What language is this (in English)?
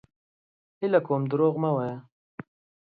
Pashto